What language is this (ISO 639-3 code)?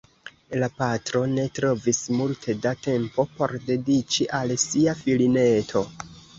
epo